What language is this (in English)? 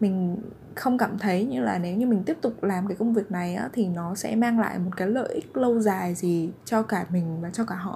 Vietnamese